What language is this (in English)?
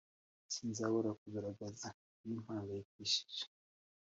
Kinyarwanda